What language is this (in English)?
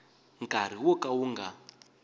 Tsonga